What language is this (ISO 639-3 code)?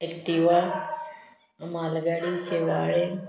kok